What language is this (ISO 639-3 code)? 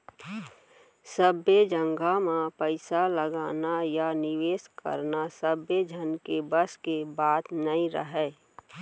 hne